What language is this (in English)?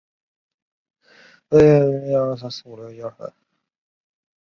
Chinese